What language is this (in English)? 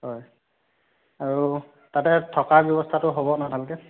Assamese